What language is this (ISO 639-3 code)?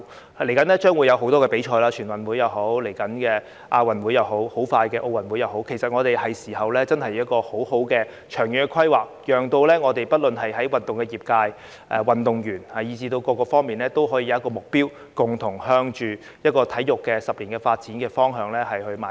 yue